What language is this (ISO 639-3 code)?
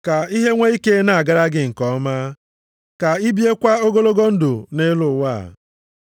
ibo